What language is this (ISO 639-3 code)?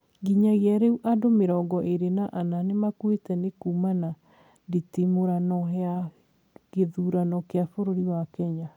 kik